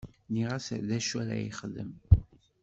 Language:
Kabyle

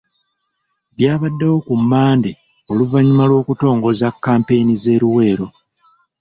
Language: Ganda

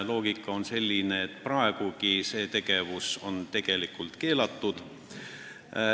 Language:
Estonian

